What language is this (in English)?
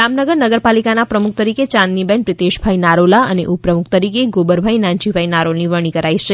Gujarati